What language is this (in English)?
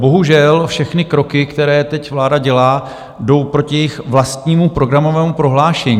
Czech